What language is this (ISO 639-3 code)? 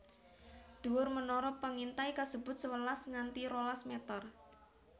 jav